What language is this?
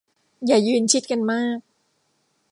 Thai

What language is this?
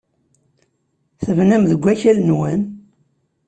Kabyle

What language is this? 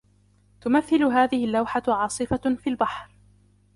Arabic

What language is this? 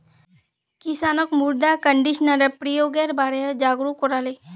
Magahi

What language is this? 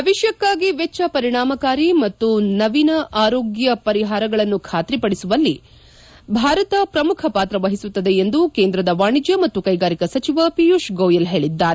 Kannada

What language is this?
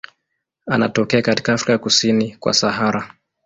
Swahili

